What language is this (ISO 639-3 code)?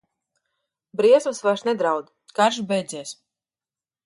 lav